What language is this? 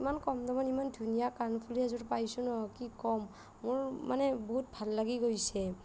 Assamese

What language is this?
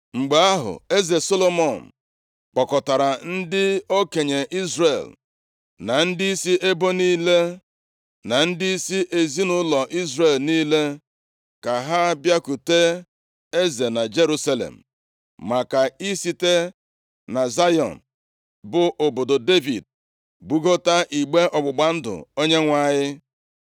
Igbo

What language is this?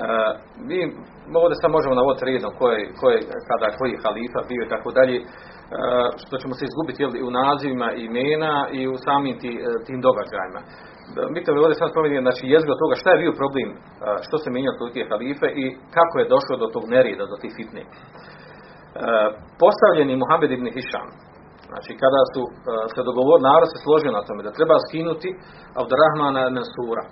Croatian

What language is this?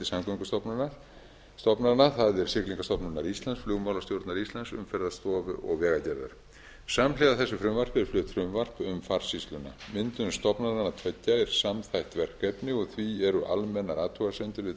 Icelandic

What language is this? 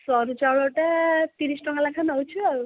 Odia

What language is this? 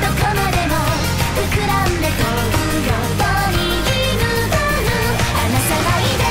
Japanese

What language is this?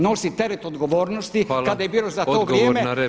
Croatian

